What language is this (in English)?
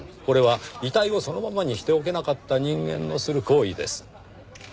Japanese